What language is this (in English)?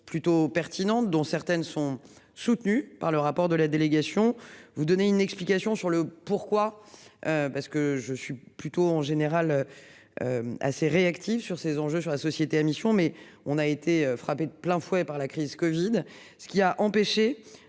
French